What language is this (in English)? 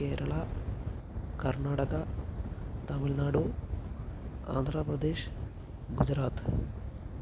Malayalam